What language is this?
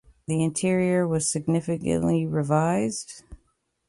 English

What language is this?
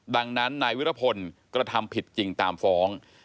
Thai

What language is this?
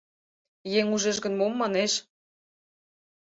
Mari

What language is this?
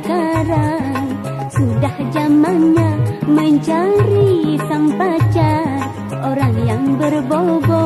Indonesian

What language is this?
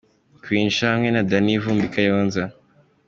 Kinyarwanda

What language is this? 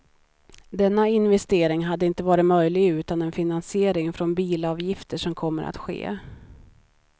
Swedish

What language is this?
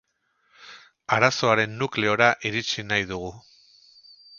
Basque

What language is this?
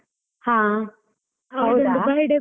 Kannada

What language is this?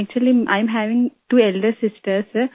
Hindi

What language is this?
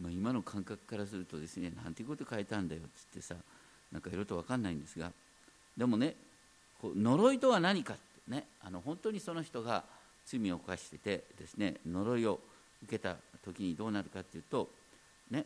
Japanese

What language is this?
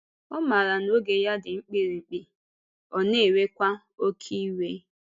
Igbo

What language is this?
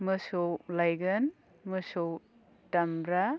Bodo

